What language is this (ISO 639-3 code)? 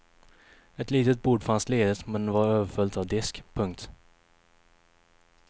swe